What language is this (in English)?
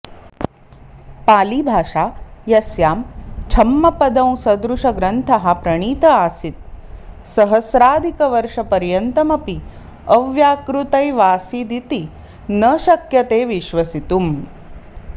Sanskrit